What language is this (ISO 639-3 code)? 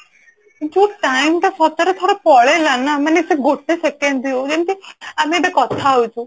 ori